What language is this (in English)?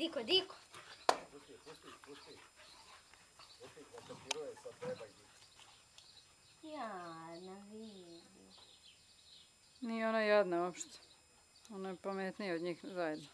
Latvian